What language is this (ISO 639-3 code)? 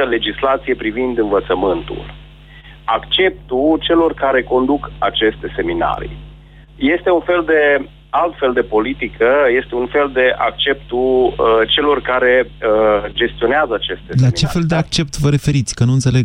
ron